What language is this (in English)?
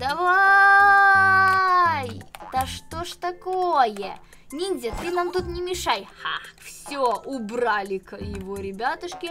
Russian